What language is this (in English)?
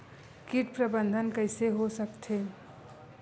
Chhattisgarhi